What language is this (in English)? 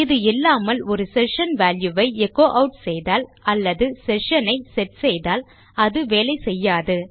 Tamil